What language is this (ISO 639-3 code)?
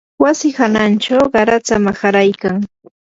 qur